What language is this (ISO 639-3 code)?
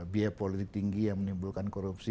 ind